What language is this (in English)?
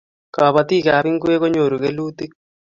Kalenjin